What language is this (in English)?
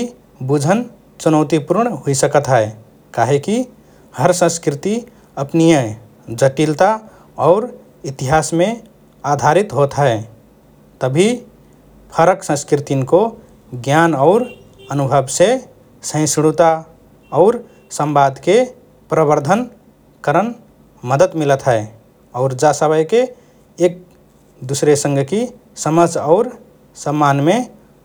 Rana Tharu